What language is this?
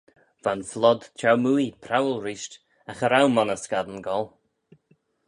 Manx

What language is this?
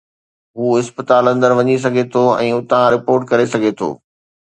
Sindhi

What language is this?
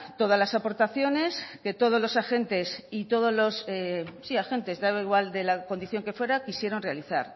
Spanish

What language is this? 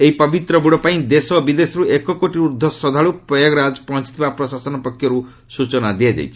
Odia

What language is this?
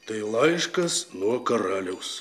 Lithuanian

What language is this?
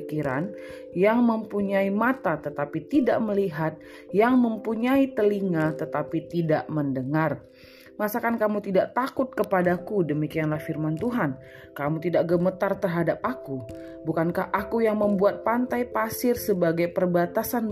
Indonesian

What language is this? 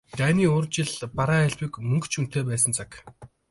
Mongolian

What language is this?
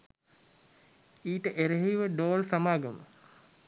Sinhala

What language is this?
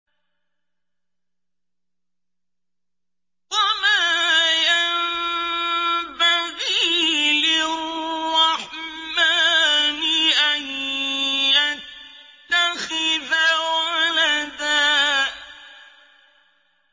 Arabic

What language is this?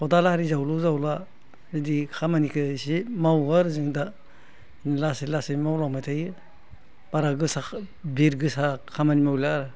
Bodo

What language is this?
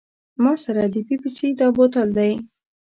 Pashto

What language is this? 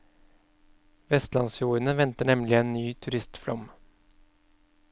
Norwegian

